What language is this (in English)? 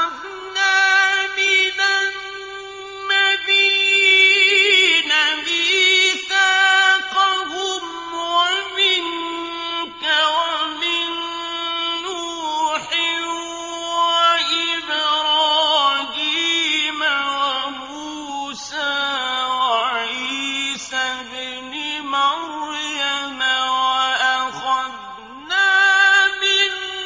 Arabic